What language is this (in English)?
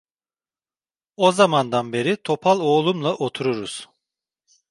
Turkish